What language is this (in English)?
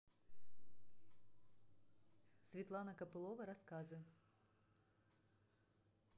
Russian